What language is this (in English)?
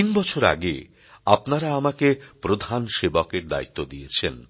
Bangla